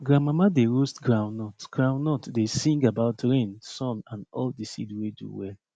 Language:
Nigerian Pidgin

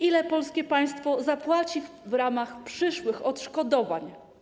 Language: Polish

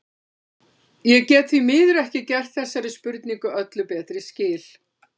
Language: Icelandic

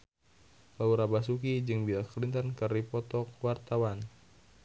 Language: Sundanese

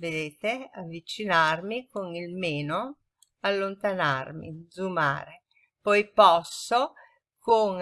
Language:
Italian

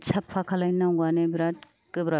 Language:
Bodo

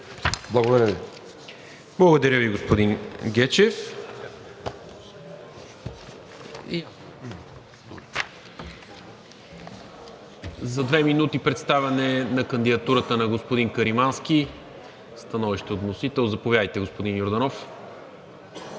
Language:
Bulgarian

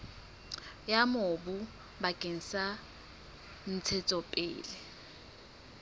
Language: Southern Sotho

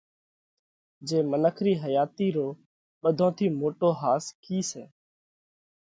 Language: Parkari Koli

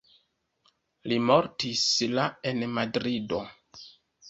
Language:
Esperanto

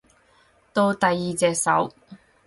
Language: Cantonese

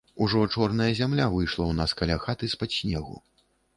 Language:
Belarusian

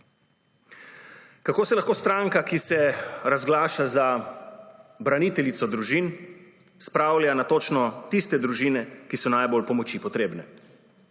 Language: Slovenian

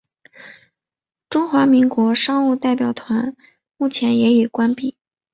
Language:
Chinese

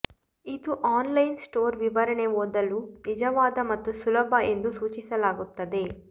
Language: Kannada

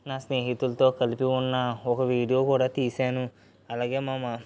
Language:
Telugu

